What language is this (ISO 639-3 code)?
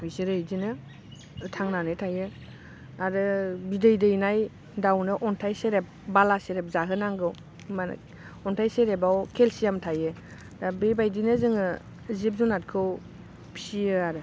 brx